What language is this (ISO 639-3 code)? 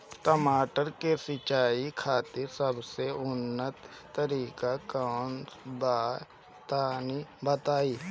bho